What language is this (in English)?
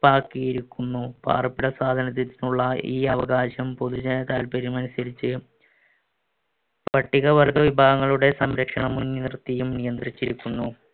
Malayalam